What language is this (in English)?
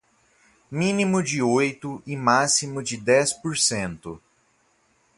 Portuguese